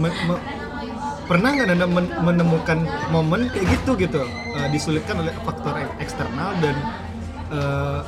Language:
Indonesian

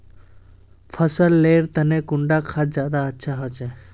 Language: Magahi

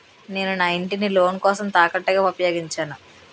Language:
Telugu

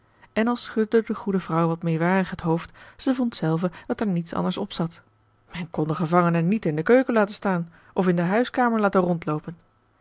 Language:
Dutch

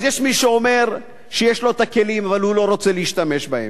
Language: Hebrew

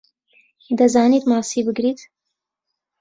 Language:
Central Kurdish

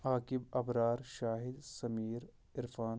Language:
Kashmiri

